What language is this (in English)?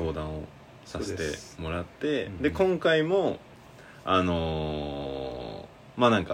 Japanese